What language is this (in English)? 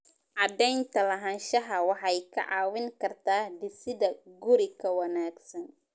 Somali